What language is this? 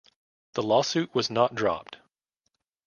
English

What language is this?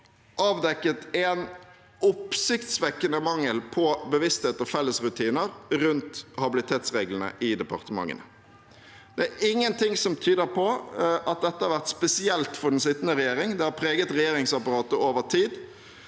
Norwegian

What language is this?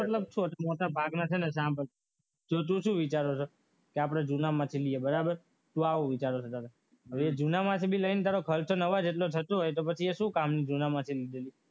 Gujarati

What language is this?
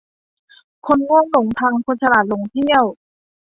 Thai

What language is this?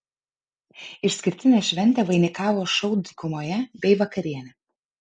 Lithuanian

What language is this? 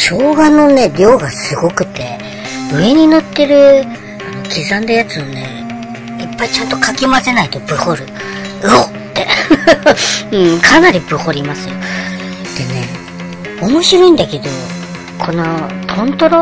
Japanese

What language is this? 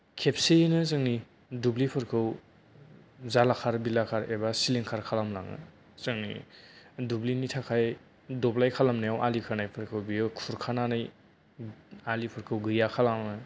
Bodo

